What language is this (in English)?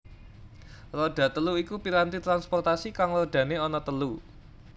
Javanese